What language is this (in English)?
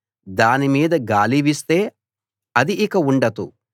Telugu